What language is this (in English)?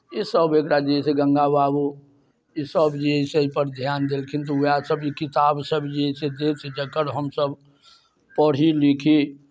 Maithili